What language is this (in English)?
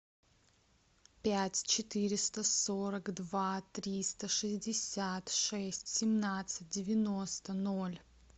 Russian